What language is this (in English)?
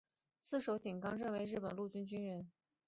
Chinese